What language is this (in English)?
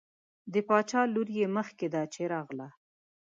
Pashto